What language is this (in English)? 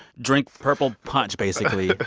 English